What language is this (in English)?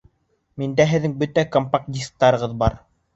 Bashkir